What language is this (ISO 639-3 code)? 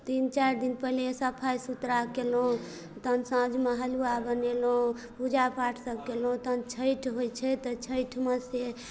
mai